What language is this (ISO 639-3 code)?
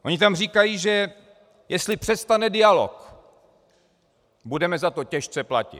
ces